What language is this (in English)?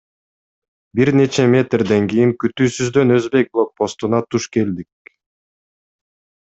Kyrgyz